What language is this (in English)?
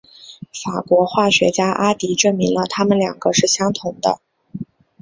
Chinese